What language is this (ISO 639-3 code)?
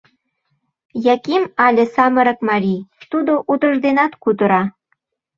chm